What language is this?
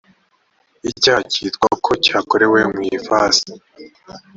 Kinyarwanda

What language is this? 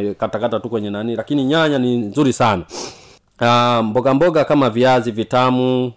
Swahili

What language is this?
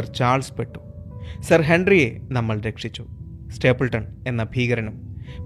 Malayalam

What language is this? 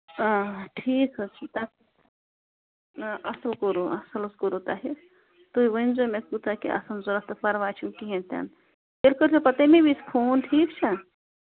Kashmiri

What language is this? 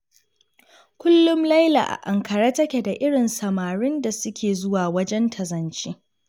Hausa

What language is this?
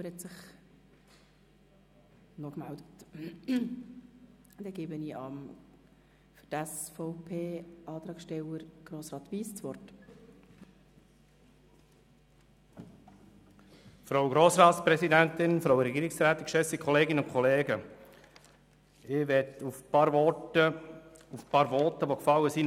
Swiss German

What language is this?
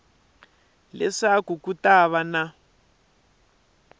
Tsonga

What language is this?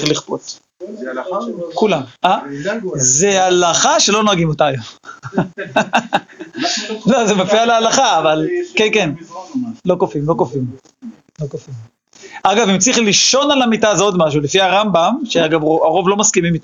Hebrew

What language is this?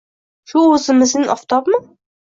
Uzbek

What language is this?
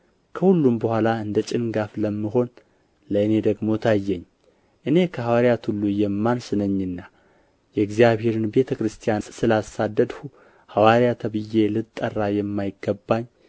Amharic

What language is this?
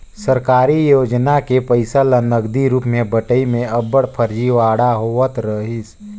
Chhattisgarhi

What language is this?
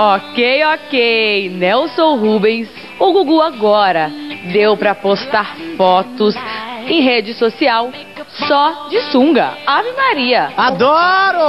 Portuguese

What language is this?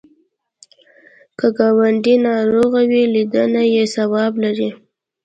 Pashto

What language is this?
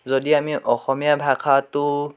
Assamese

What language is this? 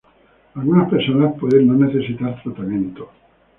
Spanish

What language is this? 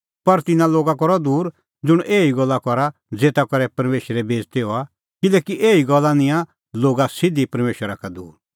Kullu Pahari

